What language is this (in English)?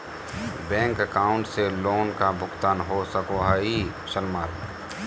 Magahi